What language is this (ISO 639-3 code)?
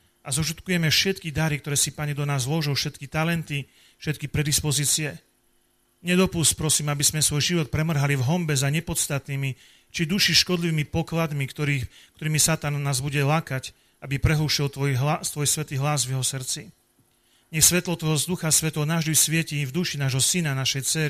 slk